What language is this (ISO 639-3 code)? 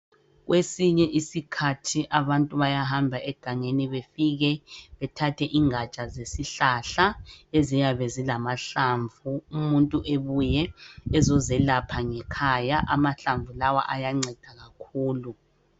nde